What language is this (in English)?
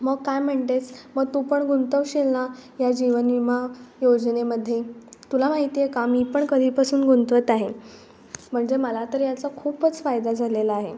Marathi